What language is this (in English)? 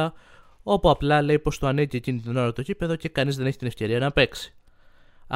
Greek